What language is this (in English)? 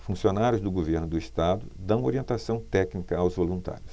Portuguese